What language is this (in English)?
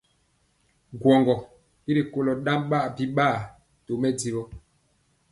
Mpiemo